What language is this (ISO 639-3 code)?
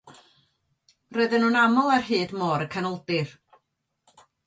cym